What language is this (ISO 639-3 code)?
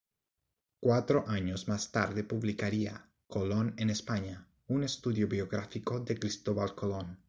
spa